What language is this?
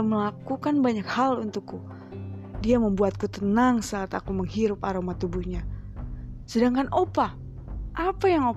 Indonesian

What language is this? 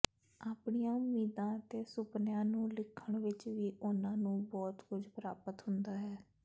Punjabi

